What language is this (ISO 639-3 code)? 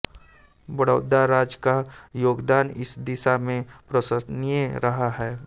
hin